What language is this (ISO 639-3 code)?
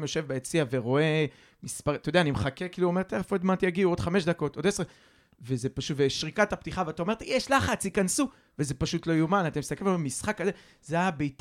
heb